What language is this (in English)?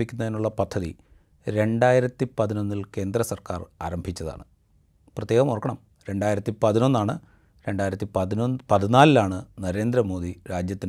Malayalam